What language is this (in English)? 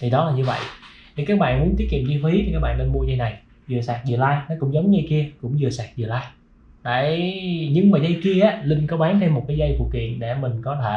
Vietnamese